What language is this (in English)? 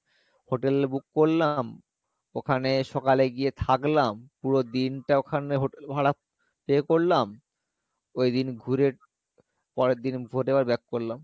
Bangla